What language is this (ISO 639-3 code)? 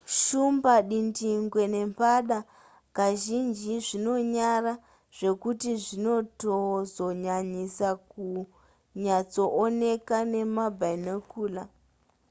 sna